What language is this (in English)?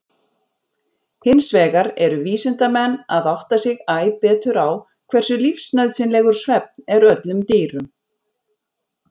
Icelandic